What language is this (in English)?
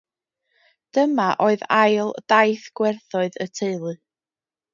Welsh